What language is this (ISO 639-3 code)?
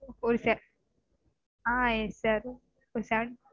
tam